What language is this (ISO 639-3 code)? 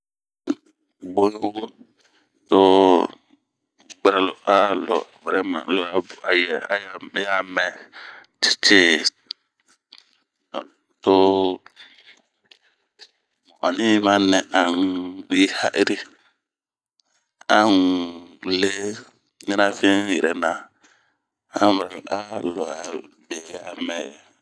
bmq